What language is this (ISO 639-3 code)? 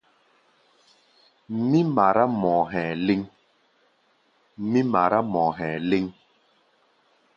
gba